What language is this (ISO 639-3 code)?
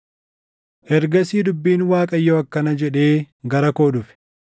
orm